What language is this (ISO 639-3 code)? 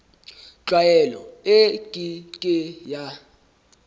sot